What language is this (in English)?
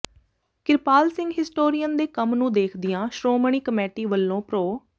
Punjabi